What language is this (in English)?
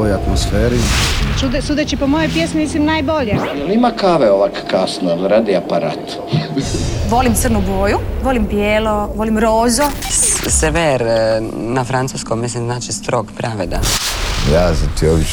Croatian